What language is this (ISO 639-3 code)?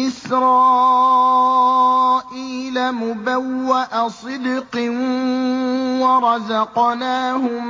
ara